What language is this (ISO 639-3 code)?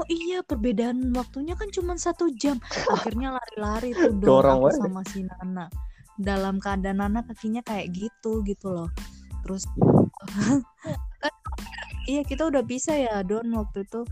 ind